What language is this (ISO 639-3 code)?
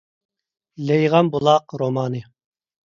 uig